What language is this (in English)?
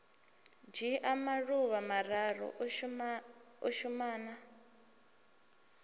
Venda